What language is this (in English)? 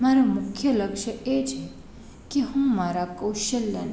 Gujarati